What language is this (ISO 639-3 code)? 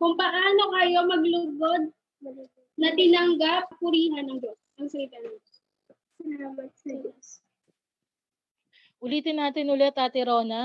fil